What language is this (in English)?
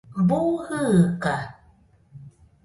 Nüpode Huitoto